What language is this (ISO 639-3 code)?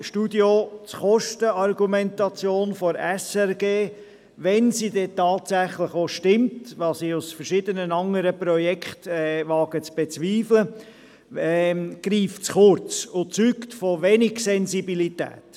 gsw